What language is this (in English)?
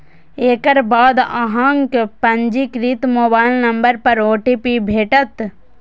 Maithili